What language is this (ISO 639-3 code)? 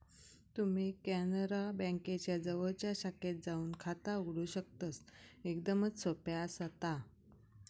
mar